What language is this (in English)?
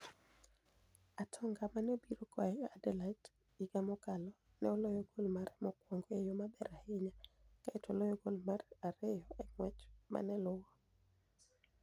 Luo (Kenya and Tanzania)